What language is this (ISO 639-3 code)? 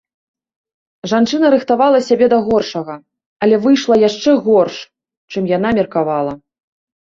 bel